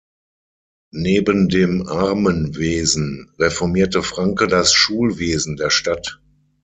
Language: German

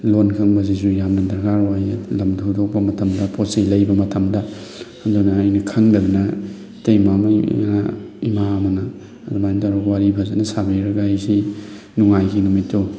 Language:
Manipuri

